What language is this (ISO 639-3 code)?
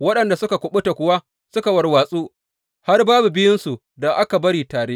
hau